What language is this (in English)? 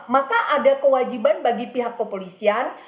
Indonesian